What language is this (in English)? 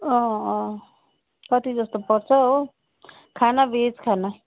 Nepali